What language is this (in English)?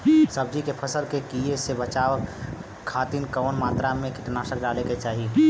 Bhojpuri